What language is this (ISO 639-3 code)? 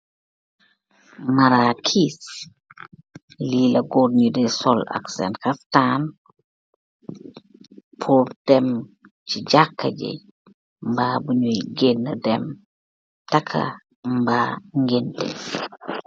wol